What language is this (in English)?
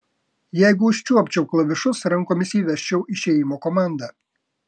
Lithuanian